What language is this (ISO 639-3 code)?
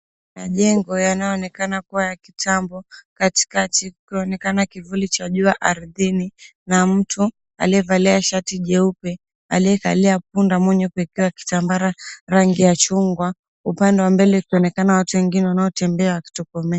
swa